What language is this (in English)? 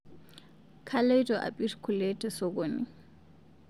Masai